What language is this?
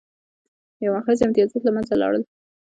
Pashto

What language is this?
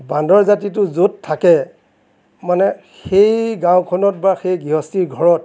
Assamese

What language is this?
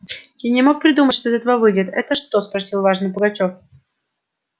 Russian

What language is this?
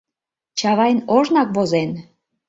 Mari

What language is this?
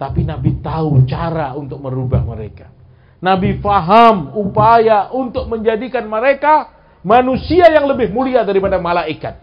Indonesian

